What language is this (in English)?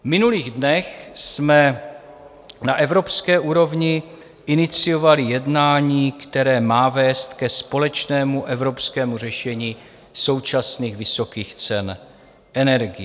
Czech